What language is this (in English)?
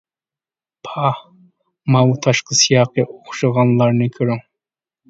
Uyghur